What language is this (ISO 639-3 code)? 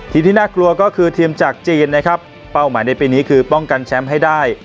tha